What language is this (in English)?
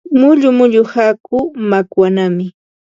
Ambo-Pasco Quechua